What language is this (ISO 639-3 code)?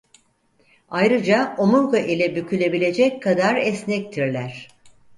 tur